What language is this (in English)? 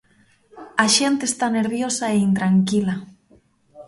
Galician